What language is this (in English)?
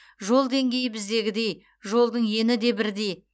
Kazakh